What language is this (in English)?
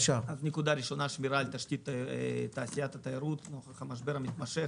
Hebrew